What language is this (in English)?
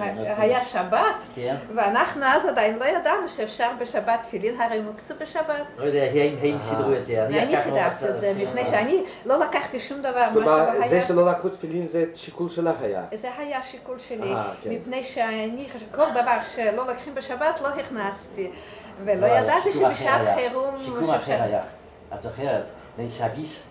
Hebrew